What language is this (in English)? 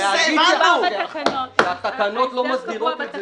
Hebrew